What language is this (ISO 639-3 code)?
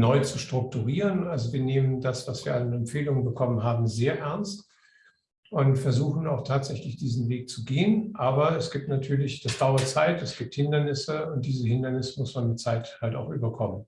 deu